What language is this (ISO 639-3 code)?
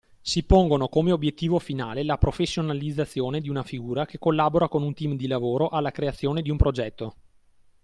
ita